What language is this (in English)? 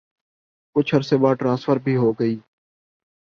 Urdu